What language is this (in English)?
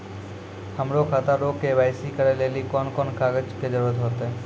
Maithili